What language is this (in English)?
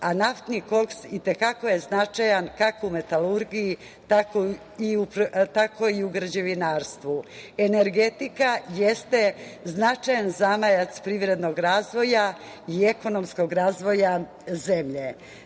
Serbian